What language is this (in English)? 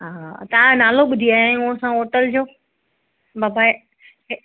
Sindhi